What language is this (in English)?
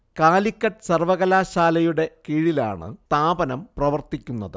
Malayalam